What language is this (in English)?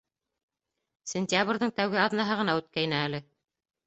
Bashkir